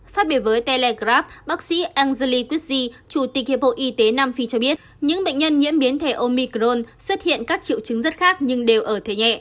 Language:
Vietnamese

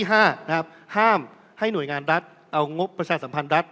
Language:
Thai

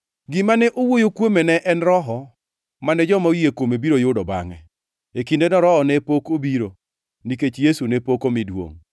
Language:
Luo (Kenya and Tanzania)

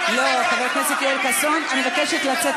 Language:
Hebrew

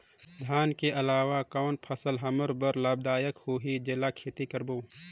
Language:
Chhattisgarhi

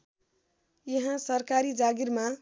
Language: Nepali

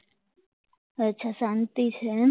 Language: Gujarati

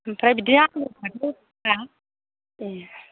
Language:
Bodo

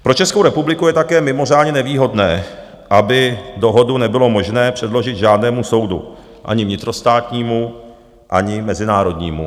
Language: Czech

